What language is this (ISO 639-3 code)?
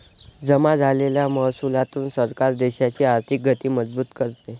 mar